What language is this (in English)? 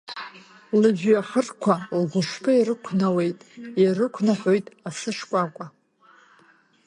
Abkhazian